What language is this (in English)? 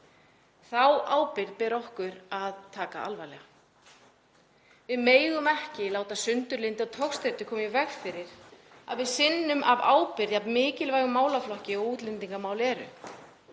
Icelandic